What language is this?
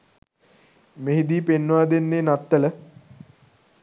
Sinhala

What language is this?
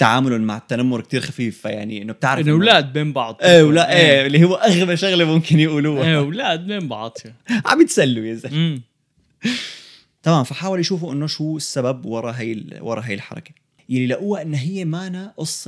Arabic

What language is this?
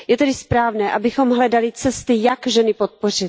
Czech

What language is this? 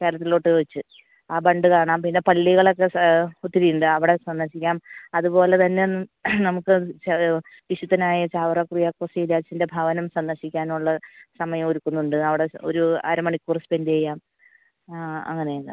Malayalam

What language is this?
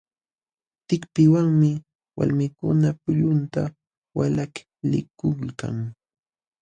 Jauja Wanca Quechua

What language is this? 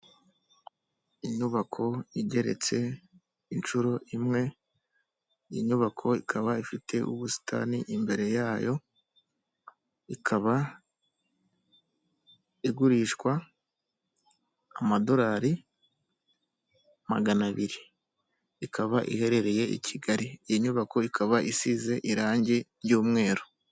Kinyarwanda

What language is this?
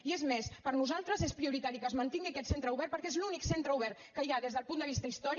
Catalan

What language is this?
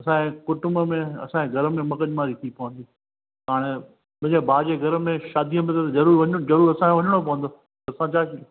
Sindhi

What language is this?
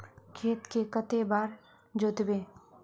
Magahi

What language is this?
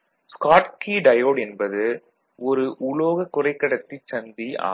Tamil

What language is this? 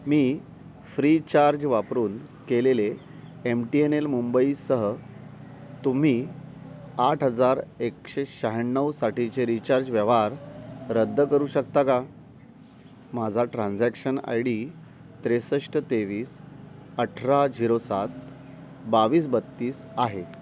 Marathi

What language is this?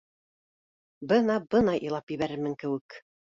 Bashkir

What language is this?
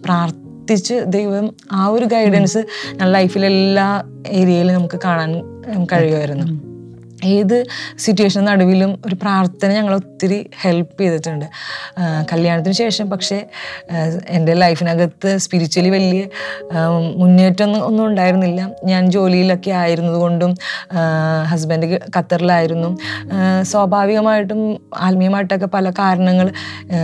Malayalam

